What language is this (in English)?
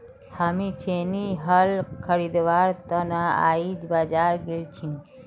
Magahi